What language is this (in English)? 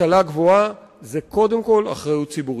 Hebrew